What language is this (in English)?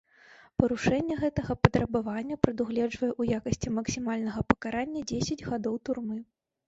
Belarusian